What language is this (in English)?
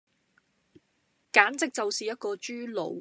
Cantonese